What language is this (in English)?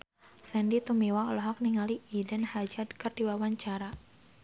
Sundanese